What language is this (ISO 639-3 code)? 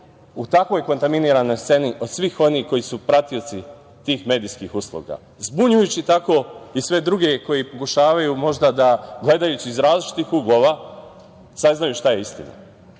srp